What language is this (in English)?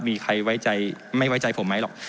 Thai